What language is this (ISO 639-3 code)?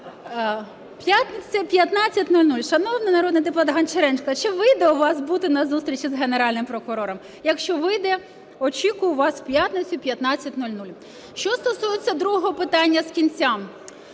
ukr